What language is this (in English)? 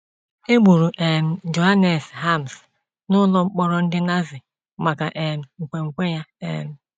Igbo